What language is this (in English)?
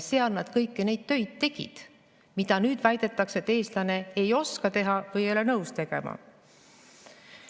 Estonian